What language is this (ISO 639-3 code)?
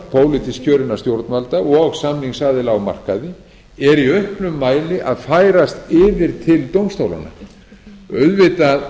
isl